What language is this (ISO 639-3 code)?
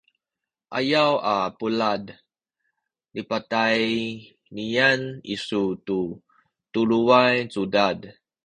szy